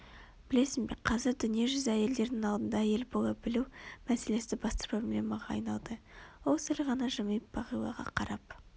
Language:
Kazakh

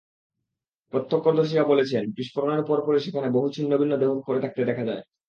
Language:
Bangla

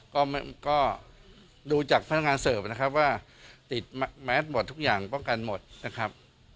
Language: Thai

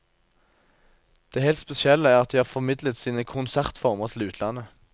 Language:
Norwegian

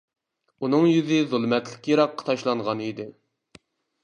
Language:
Uyghur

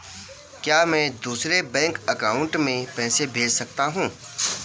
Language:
Hindi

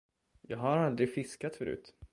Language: Swedish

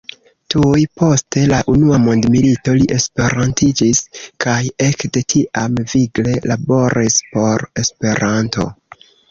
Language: Esperanto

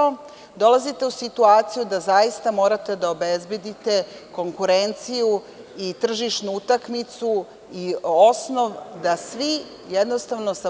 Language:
Serbian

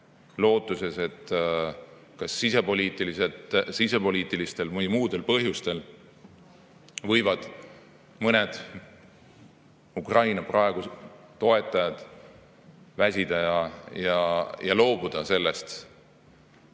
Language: Estonian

